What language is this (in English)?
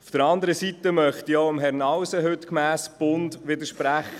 Swiss German